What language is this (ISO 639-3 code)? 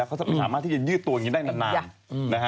tha